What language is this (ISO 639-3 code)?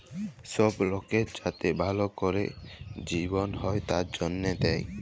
ben